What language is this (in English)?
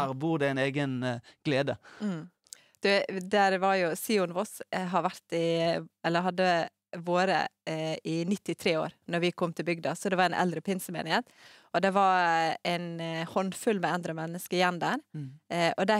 Norwegian